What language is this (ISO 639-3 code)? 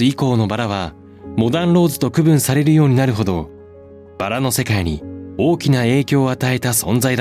jpn